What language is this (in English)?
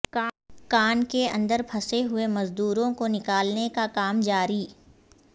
Urdu